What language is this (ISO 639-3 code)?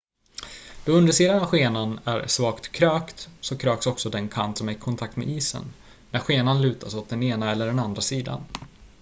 swe